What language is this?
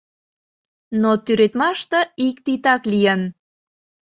Mari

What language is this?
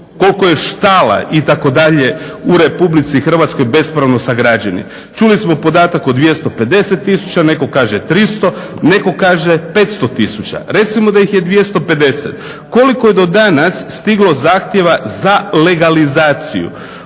Croatian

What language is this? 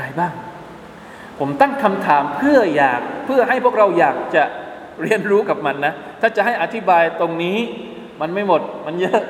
Thai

